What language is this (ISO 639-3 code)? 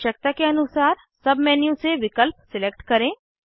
hin